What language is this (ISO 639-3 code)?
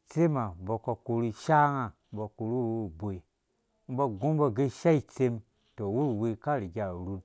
ldb